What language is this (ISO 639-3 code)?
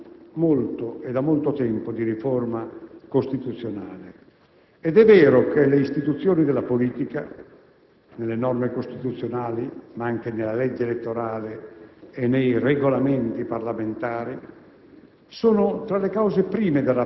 ita